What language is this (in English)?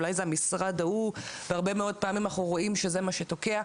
Hebrew